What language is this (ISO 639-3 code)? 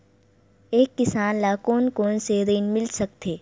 hne